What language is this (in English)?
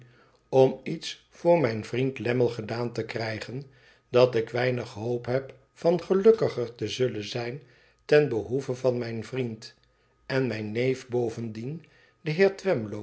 Dutch